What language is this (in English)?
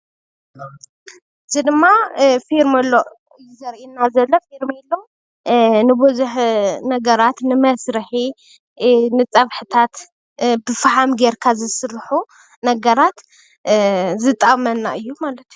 Tigrinya